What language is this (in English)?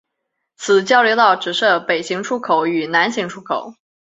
Chinese